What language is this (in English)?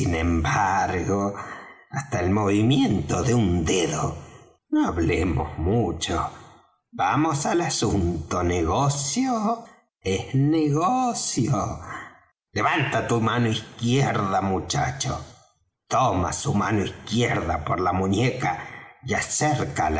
Spanish